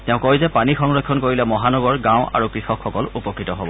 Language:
Assamese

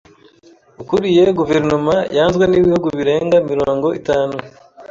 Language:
Kinyarwanda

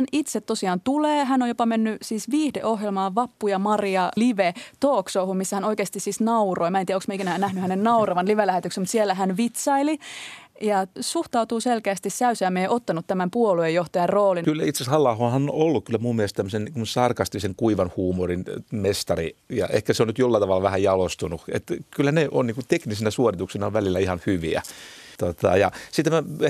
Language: Finnish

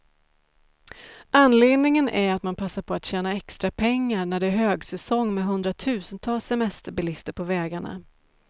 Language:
Swedish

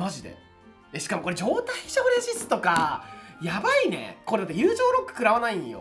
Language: Japanese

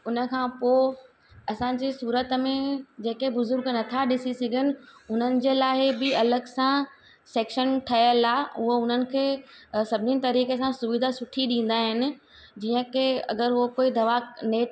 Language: Sindhi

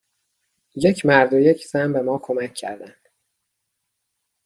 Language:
Persian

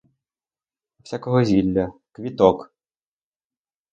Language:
Ukrainian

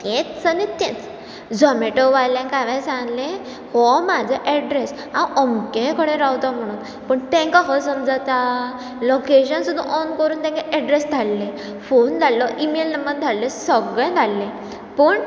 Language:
Konkani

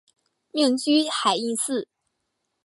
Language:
Chinese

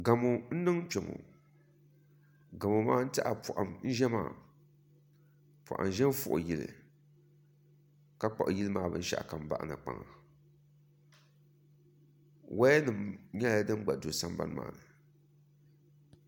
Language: Dagbani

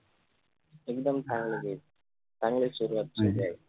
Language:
Marathi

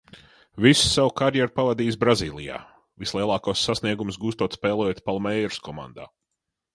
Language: Latvian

